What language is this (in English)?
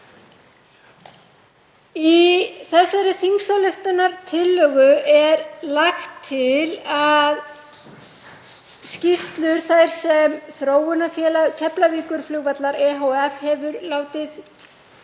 Icelandic